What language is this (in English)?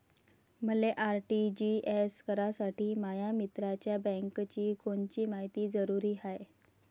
Marathi